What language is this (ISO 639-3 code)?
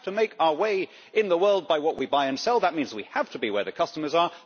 eng